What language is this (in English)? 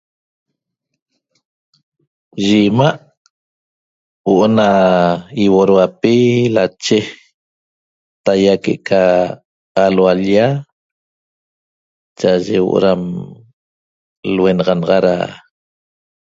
Toba